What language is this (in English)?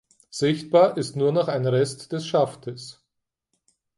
German